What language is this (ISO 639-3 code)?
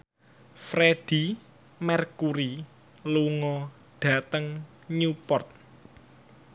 jav